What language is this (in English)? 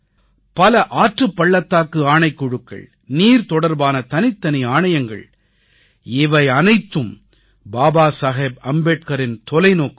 Tamil